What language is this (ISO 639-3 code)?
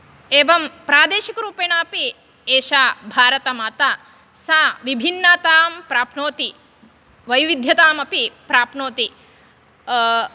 san